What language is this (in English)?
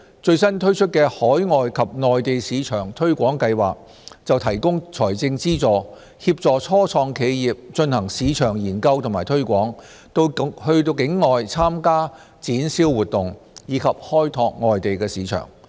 Cantonese